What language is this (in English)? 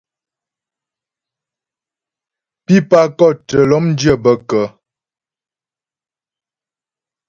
Ghomala